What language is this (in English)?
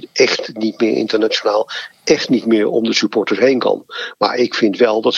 Dutch